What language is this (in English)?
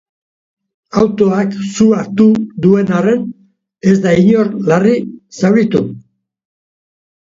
Basque